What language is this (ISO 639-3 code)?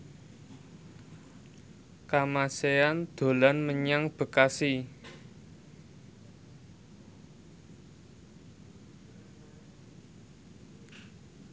jav